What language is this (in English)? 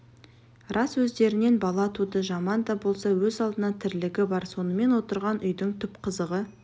Kazakh